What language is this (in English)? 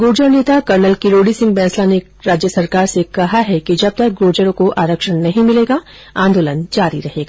Hindi